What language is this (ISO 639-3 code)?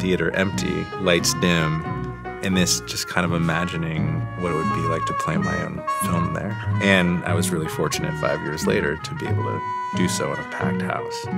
eng